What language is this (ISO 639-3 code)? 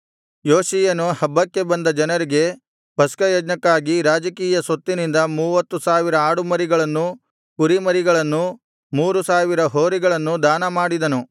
kan